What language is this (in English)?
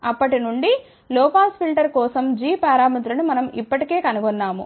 Telugu